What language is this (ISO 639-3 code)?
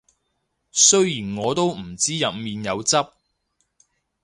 yue